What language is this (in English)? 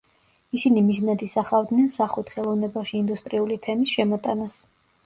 Georgian